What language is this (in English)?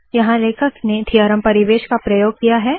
Hindi